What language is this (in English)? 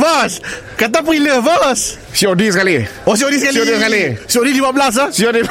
Malay